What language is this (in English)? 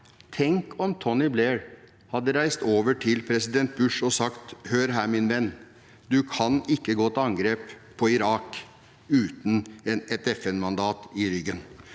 Norwegian